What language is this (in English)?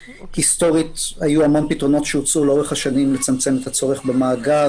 Hebrew